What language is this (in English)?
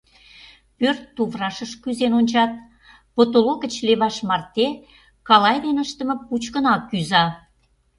Mari